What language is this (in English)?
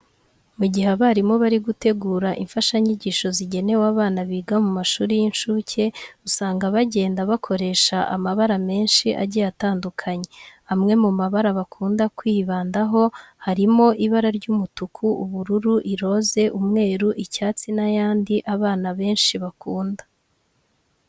Kinyarwanda